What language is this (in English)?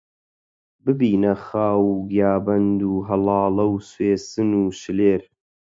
Central Kurdish